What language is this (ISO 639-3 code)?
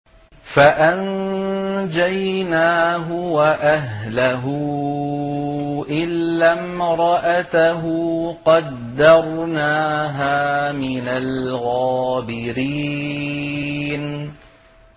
ara